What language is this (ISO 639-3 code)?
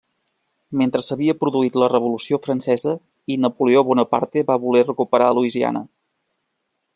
cat